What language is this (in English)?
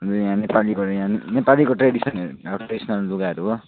Nepali